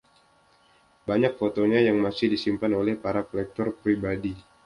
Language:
Indonesian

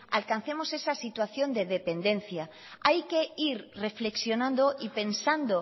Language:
Spanish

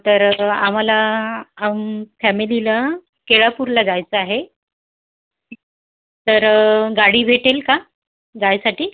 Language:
Marathi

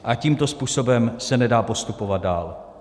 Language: Czech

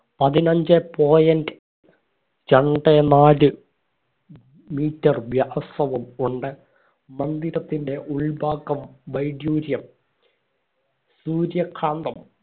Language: Malayalam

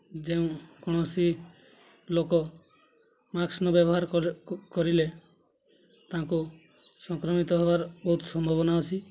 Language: Odia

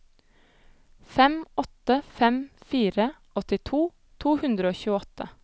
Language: Norwegian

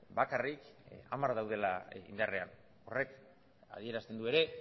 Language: Basque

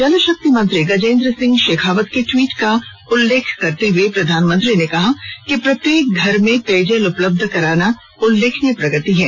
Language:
Hindi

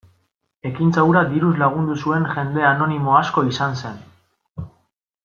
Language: Basque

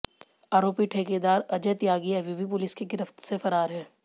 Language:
Hindi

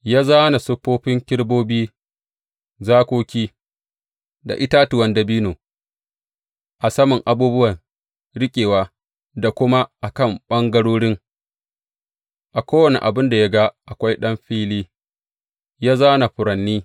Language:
Hausa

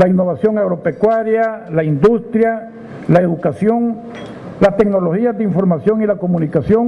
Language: Spanish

